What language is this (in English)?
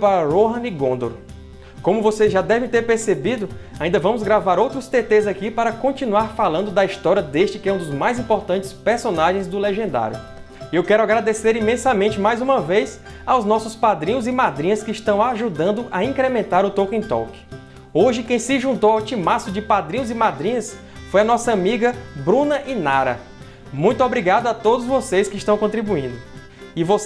Portuguese